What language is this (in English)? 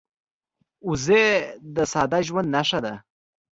Pashto